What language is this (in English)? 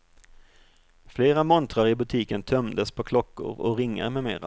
Swedish